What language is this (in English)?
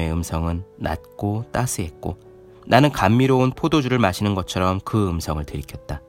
Korean